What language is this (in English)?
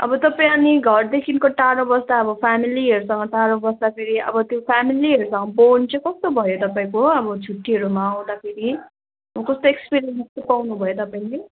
Nepali